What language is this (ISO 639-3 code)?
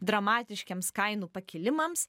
lit